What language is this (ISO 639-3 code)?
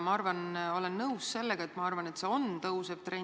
est